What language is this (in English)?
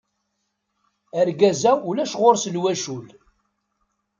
Kabyle